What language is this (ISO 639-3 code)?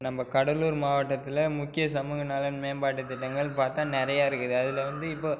tam